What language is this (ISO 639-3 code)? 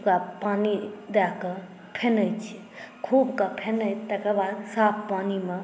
mai